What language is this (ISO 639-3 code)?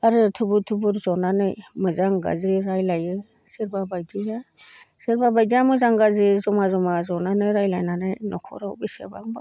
brx